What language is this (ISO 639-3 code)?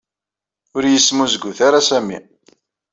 kab